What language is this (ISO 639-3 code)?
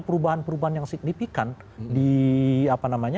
ind